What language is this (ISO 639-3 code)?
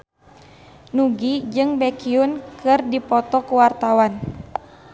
sun